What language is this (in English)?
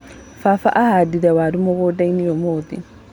Kikuyu